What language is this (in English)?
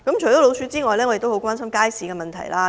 Cantonese